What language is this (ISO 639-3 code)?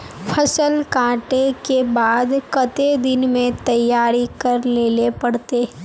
mag